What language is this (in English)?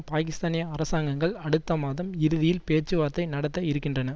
Tamil